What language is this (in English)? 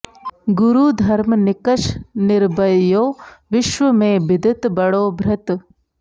Sanskrit